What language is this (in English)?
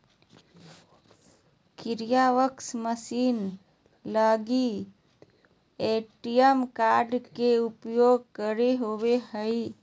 Magahi